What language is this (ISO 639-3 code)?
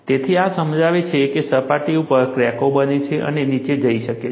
guj